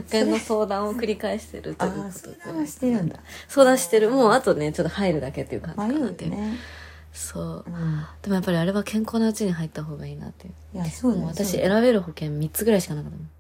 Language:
Japanese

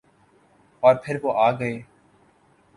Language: Urdu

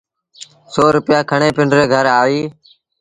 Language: Sindhi Bhil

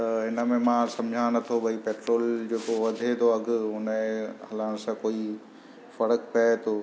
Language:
Sindhi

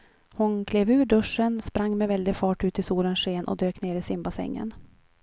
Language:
Swedish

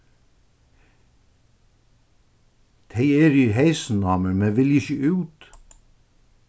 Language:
Faroese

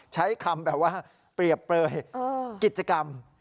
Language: Thai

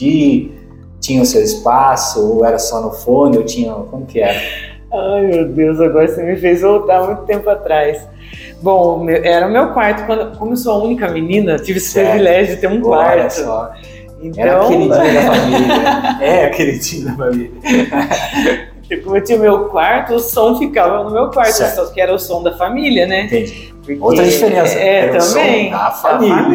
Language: Portuguese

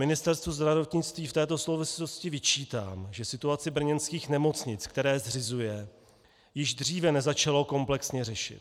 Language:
Czech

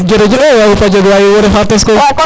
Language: Serer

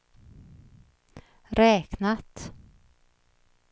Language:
Swedish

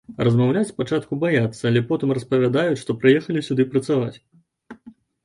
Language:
Belarusian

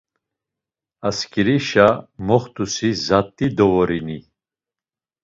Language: Laz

